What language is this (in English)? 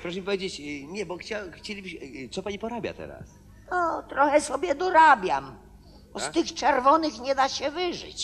Polish